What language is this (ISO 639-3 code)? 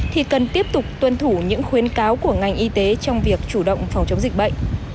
vie